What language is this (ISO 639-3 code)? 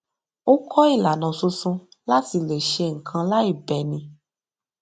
yor